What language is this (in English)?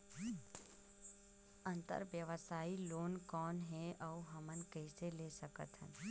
Chhattisgarhi